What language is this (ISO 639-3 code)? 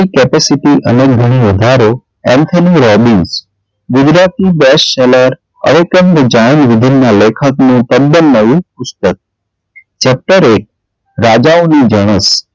guj